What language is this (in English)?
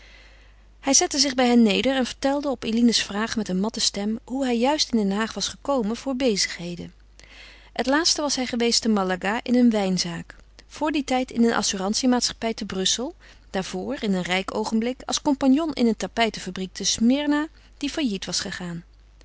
Dutch